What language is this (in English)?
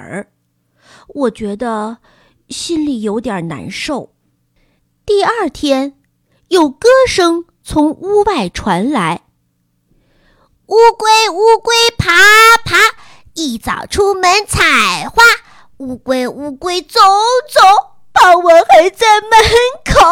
Chinese